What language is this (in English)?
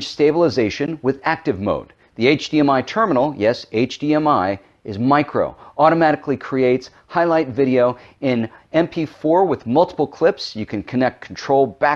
English